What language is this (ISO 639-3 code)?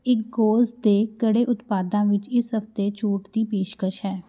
pan